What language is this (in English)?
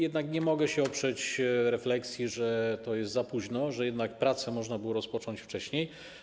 Polish